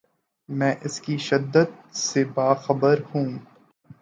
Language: Urdu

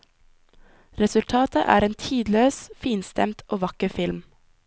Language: Norwegian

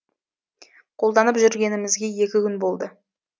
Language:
Kazakh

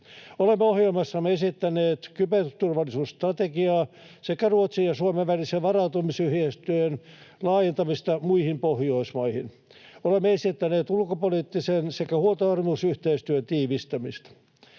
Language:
Finnish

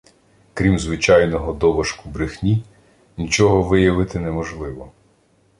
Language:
Ukrainian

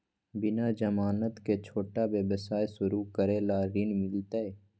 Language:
Magahi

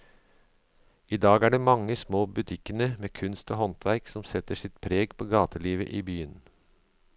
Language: Norwegian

